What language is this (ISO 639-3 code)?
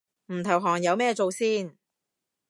yue